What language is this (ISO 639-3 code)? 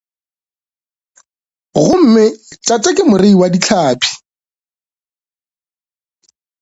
nso